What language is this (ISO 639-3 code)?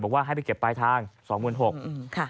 tha